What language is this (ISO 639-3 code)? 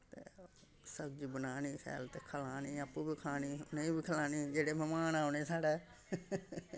doi